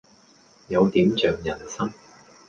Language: Cantonese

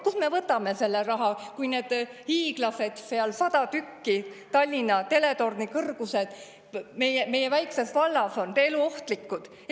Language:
Estonian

